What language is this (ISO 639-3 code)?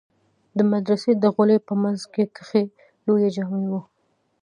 pus